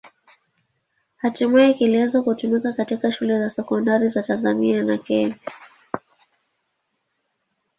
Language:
Swahili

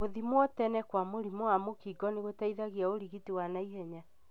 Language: Kikuyu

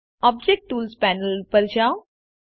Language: Gujarati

